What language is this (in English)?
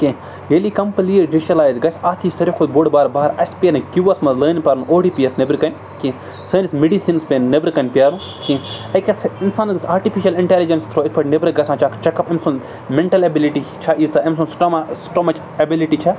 Kashmiri